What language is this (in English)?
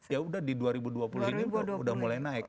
Indonesian